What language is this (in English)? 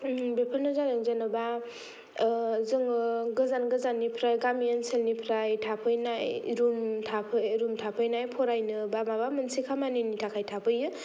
Bodo